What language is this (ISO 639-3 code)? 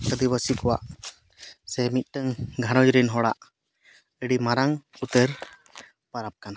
sat